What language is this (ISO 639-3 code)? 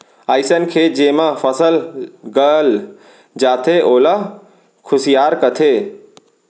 hne